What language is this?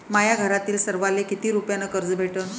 Marathi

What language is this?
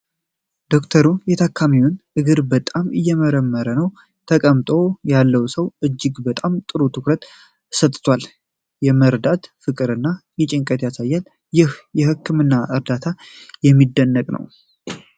Amharic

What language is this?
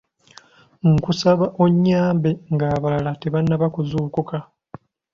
Ganda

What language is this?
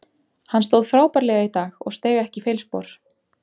Icelandic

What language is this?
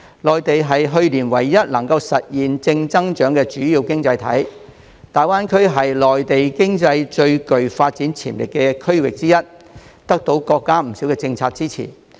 Cantonese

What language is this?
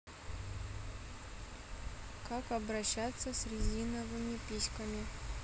Russian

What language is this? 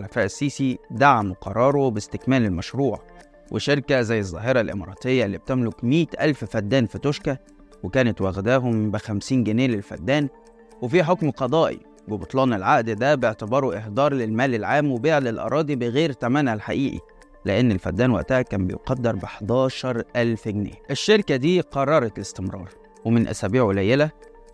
Arabic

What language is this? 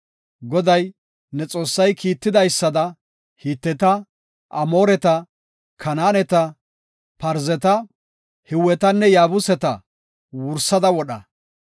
Gofa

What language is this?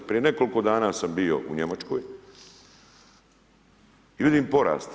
Croatian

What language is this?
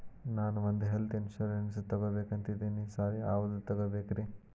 Kannada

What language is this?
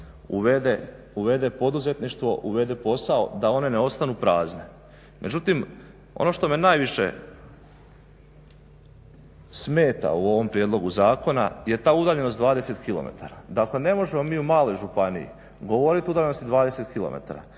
Croatian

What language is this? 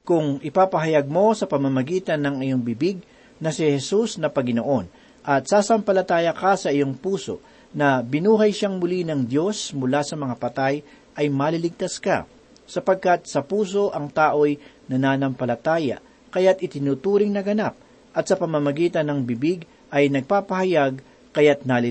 Filipino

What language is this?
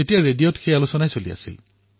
Assamese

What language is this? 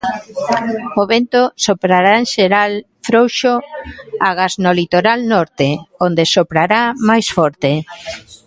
Galician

